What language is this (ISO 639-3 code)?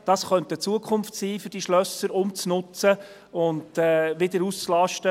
gsw